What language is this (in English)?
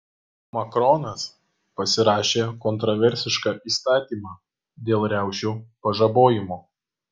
Lithuanian